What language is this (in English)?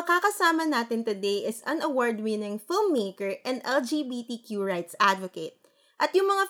Filipino